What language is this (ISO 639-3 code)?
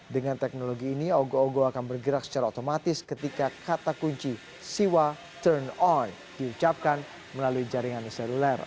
ind